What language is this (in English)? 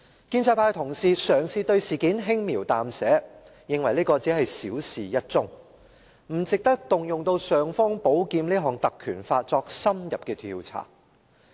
Cantonese